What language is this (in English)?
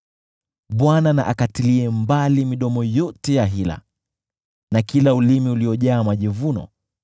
Swahili